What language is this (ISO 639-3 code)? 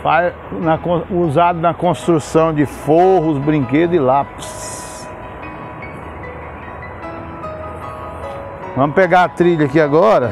por